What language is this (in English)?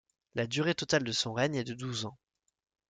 French